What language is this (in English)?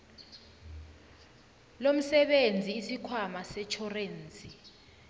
South Ndebele